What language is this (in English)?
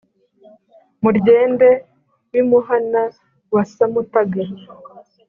Kinyarwanda